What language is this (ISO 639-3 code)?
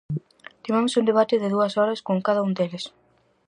glg